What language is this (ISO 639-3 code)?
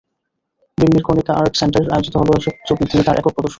ben